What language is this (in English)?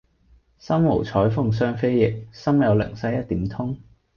Cantonese